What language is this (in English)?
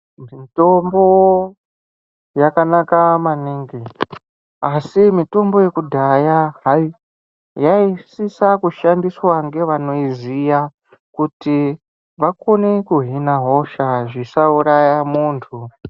Ndau